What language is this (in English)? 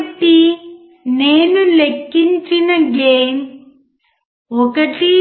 Telugu